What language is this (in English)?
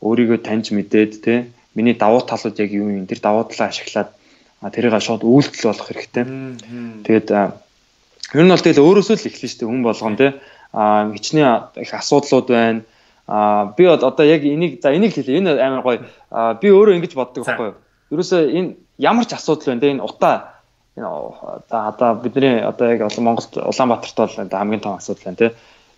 Dutch